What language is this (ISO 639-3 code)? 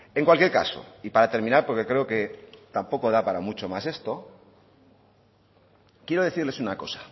spa